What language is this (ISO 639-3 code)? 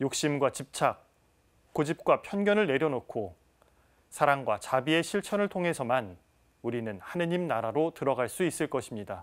kor